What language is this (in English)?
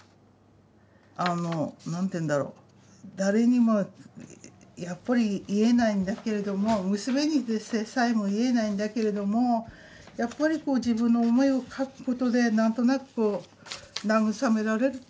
Japanese